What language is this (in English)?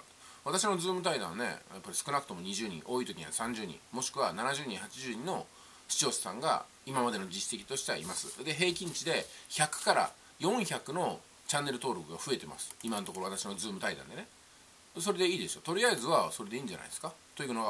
Japanese